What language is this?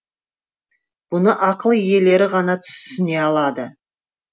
Kazakh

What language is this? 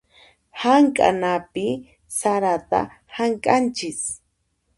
Puno Quechua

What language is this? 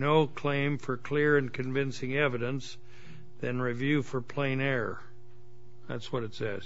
English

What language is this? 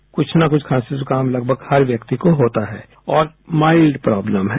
Hindi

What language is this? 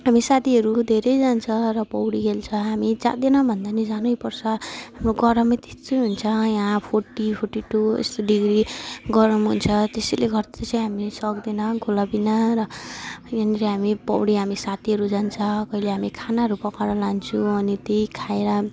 Nepali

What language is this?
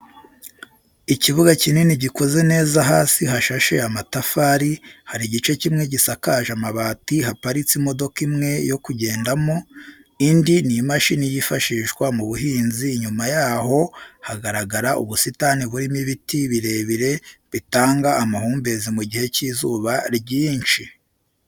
Kinyarwanda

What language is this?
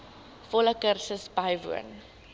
Afrikaans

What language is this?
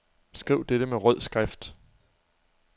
Danish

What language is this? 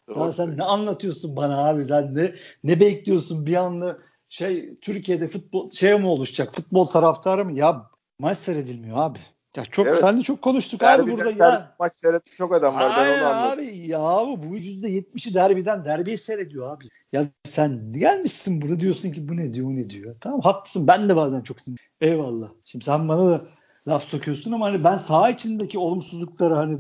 Turkish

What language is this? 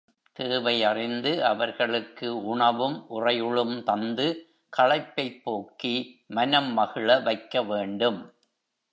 Tamil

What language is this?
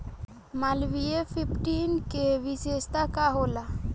Bhojpuri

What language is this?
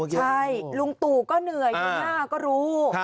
Thai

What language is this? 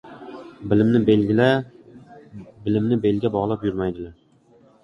Uzbek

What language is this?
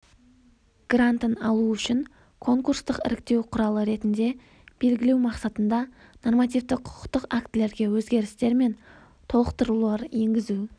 Kazakh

